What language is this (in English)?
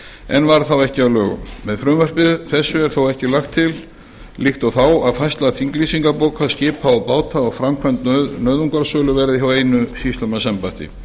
Icelandic